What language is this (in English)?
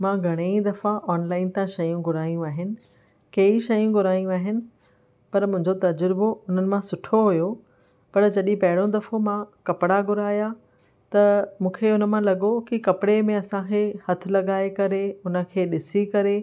Sindhi